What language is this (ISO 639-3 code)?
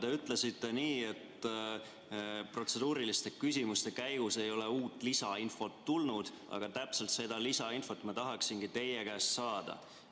est